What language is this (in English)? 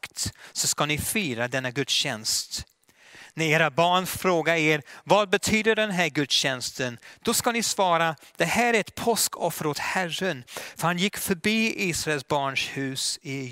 Swedish